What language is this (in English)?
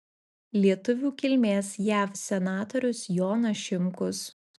Lithuanian